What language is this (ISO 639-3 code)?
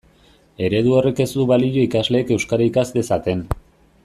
eus